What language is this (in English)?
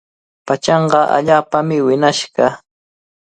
Cajatambo North Lima Quechua